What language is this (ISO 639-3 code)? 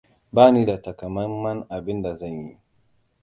hau